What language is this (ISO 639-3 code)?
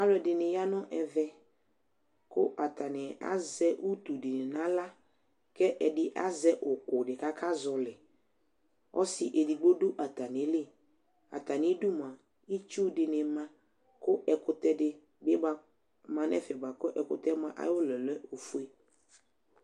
kpo